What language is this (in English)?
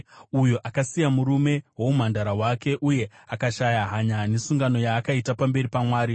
Shona